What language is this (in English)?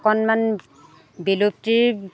Assamese